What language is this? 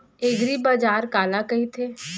Chhattisgarhi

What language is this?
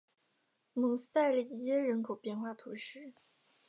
Chinese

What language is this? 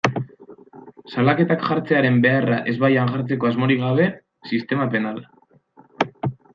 Basque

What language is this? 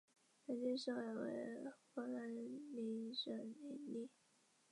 Chinese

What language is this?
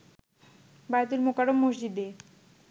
Bangla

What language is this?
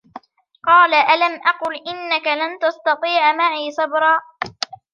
Arabic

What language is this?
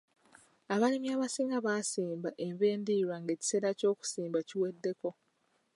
Ganda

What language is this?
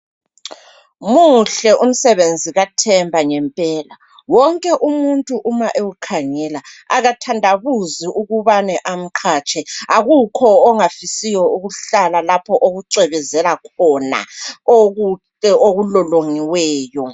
North Ndebele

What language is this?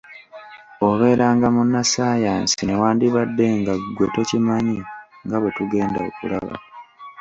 Ganda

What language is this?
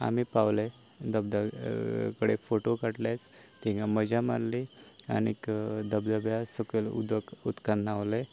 Konkani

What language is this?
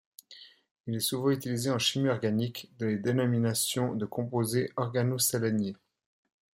French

